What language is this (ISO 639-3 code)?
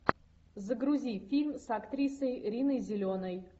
rus